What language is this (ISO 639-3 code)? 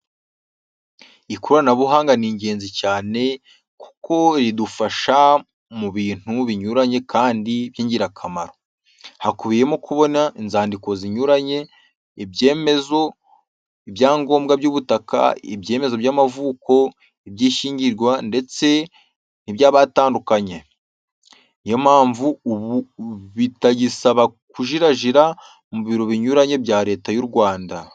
kin